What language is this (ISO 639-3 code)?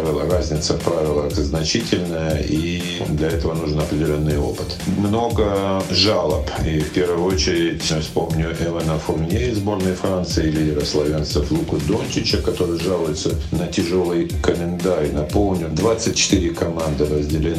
rus